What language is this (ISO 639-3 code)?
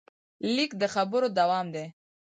pus